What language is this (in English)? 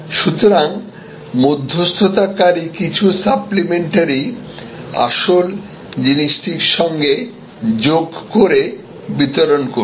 Bangla